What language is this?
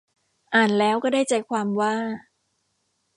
Thai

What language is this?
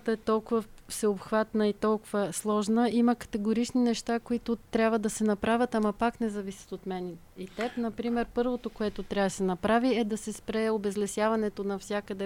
Bulgarian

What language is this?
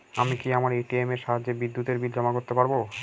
Bangla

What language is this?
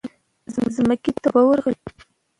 Pashto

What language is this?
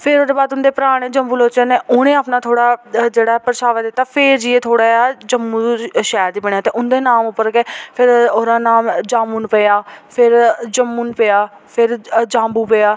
Dogri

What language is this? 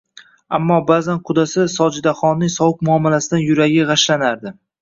Uzbek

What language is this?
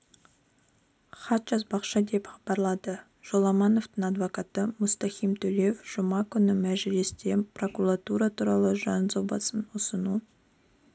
Kazakh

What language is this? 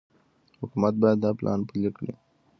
Pashto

